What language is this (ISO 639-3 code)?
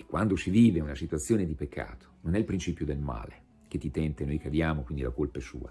ita